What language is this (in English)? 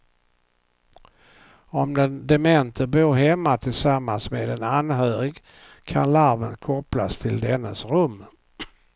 Swedish